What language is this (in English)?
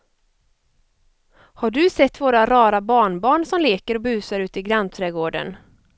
Swedish